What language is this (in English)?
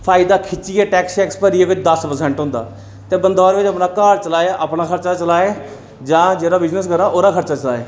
Dogri